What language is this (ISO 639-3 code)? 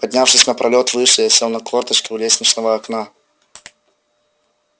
rus